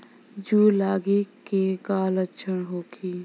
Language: Bhojpuri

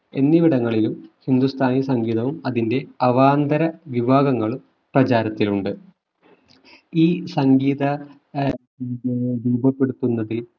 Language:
Malayalam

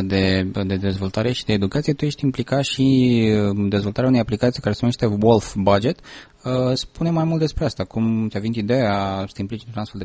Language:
Romanian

